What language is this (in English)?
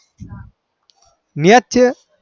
Gujarati